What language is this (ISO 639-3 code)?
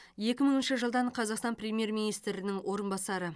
kaz